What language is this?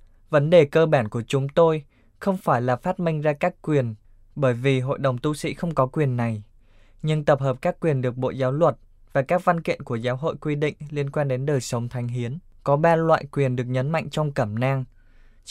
Vietnamese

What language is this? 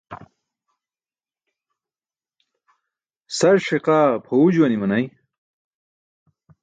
Burushaski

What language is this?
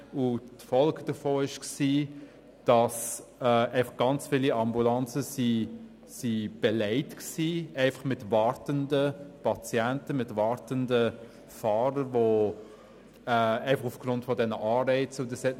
Swiss German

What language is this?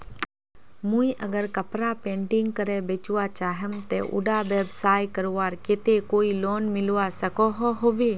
Magahi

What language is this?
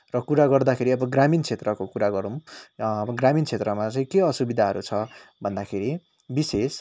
Nepali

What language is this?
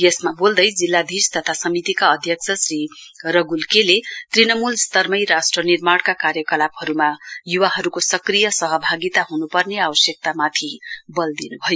Nepali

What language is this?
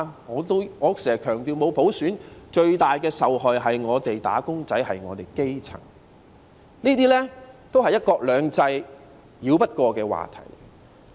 Cantonese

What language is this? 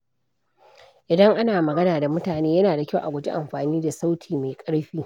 Hausa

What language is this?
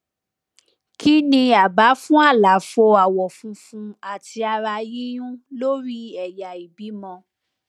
Yoruba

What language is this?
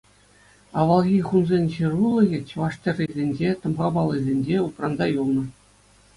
Chuvash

